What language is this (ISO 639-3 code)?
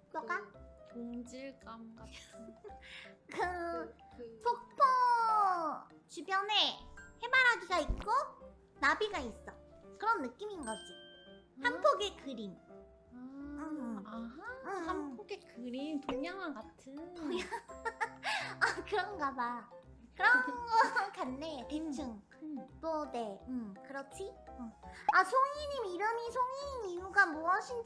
kor